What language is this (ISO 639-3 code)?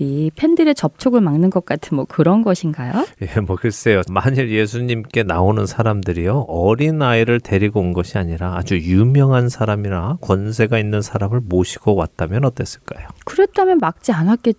kor